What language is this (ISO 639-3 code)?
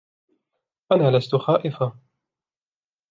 ara